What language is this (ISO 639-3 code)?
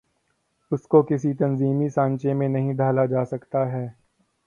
urd